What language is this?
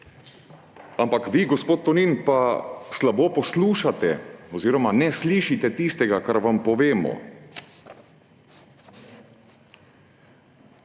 Slovenian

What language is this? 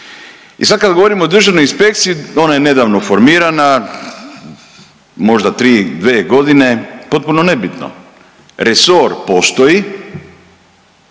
Croatian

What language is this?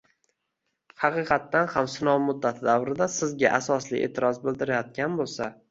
Uzbek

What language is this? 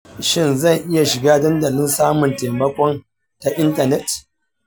Hausa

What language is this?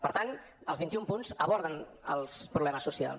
Catalan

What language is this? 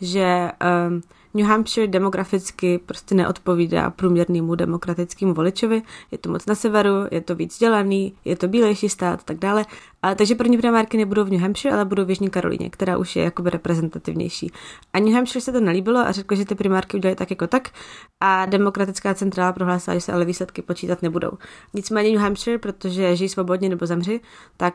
Czech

